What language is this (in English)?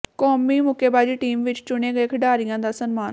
Punjabi